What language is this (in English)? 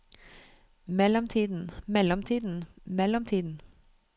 Norwegian